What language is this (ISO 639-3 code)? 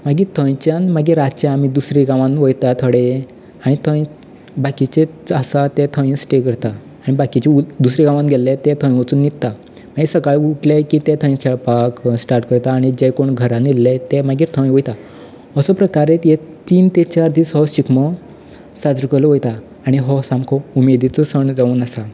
kok